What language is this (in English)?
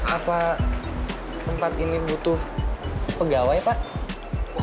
Indonesian